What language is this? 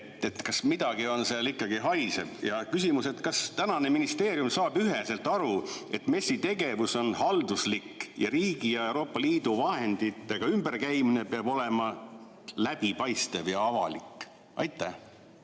Estonian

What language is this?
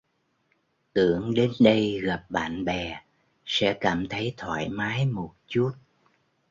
Vietnamese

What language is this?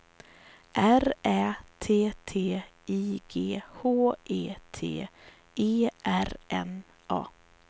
Swedish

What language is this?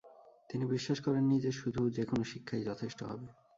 Bangla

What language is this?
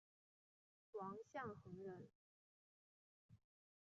Chinese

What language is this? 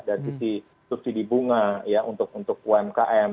Indonesian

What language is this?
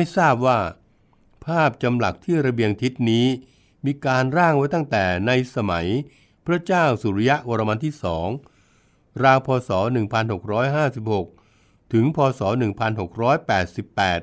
Thai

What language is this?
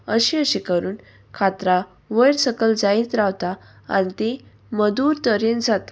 Konkani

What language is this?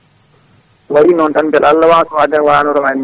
Fula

